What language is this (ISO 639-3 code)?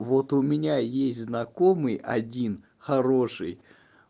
rus